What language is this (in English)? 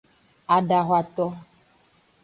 Aja (Benin)